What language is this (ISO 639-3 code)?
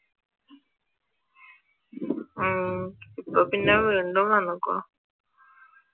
mal